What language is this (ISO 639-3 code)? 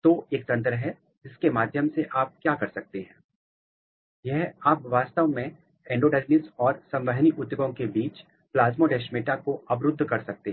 hin